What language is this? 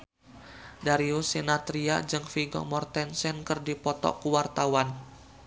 Sundanese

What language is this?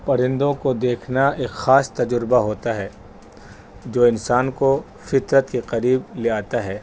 Urdu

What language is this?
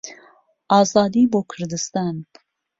Central Kurdish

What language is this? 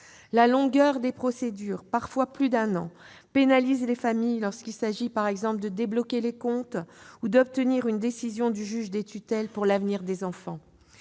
French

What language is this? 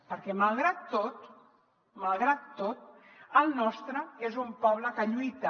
Catalan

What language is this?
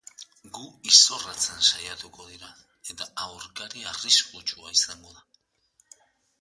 Basque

